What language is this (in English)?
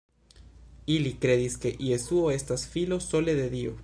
Esperanto